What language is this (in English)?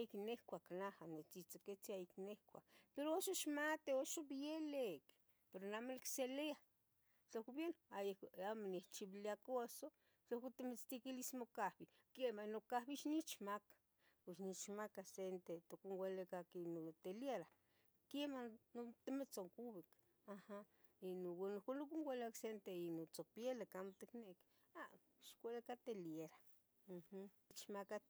Tetelcingo Nahuatl